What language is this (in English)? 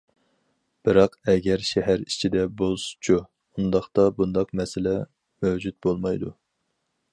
Uyghur